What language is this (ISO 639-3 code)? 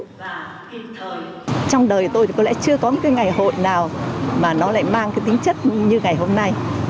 vie